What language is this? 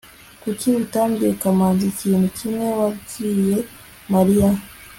Kinyarwanda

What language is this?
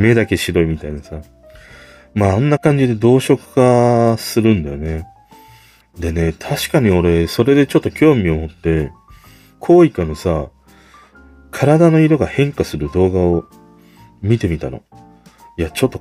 Japanese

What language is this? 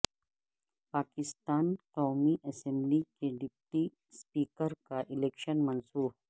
Urdu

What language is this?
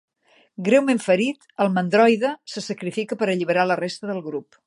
Catalan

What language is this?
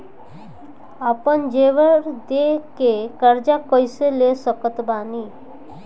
Bhojpuri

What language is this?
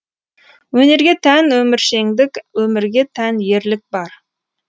Kazakh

